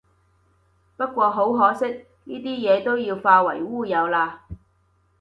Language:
Cantonese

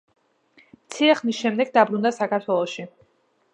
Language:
Georgian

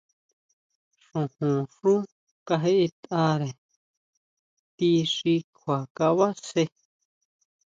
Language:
Huautla Mazatec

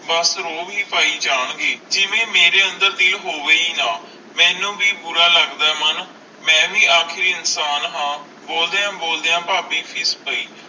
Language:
Punjabi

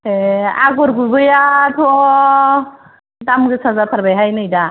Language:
Bodo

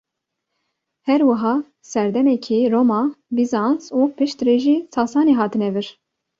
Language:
Kurdish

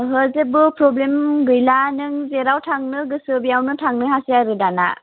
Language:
Bodo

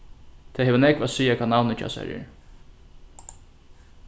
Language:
Faroese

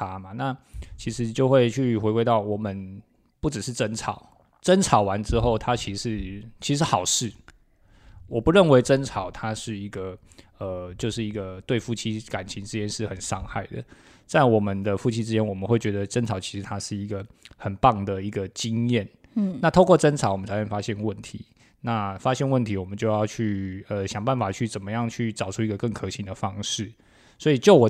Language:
Chinese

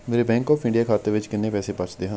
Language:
Punjabi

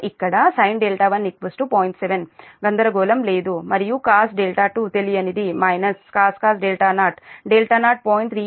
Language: Telugu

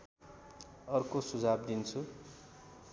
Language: Nepali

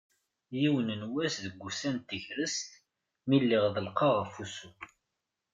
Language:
Kabyle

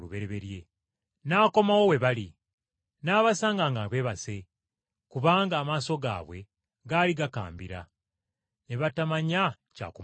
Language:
Ganda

